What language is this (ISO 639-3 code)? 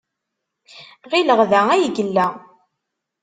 kab